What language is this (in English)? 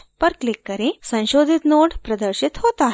Hindi